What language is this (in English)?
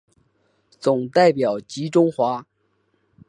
Chinese